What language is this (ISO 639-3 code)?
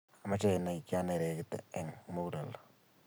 kln